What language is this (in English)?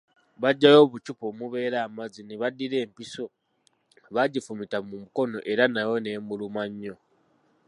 Ganda